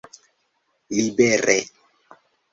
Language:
Esperanto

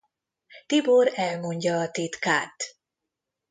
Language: Hungarian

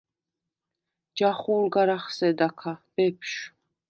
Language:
Svan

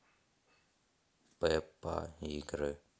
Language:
Russian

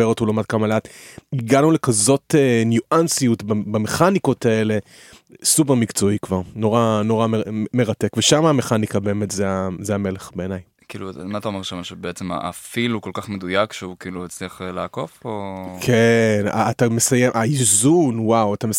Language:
Hebrew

